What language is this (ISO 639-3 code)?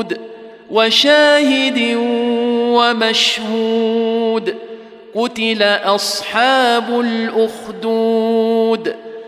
ara